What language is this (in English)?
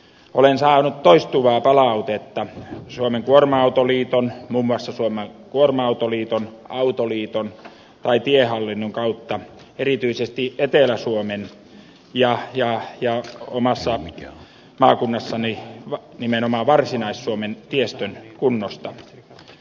Finnish